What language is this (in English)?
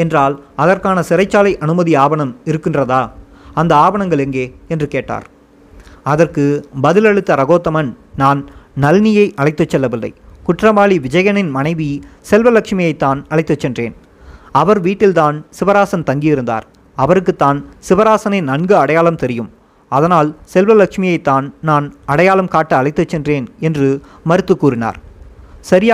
Tamil